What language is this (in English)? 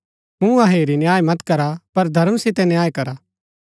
Gaddi